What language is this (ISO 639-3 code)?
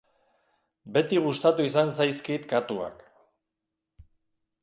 eus